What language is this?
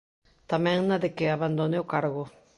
Galician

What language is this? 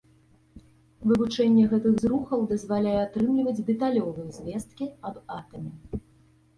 Belarusian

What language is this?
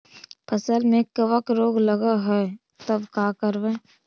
Magahi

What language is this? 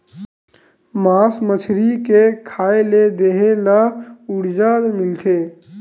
Chhattisgarhi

